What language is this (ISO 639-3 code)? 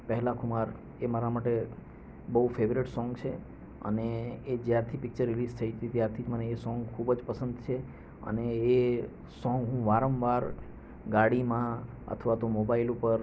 guj